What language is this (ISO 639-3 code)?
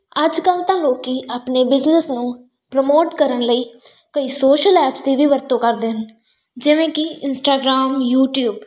pan